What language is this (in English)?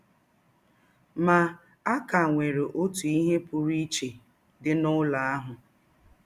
Igbo